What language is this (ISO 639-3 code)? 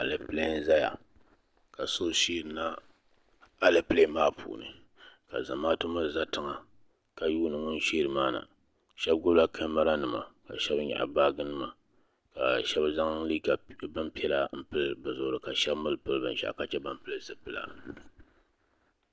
dag